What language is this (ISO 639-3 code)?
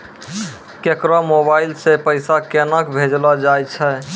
mai